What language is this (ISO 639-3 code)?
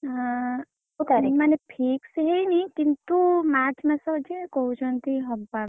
ori